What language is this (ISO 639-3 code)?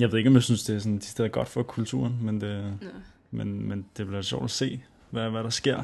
dan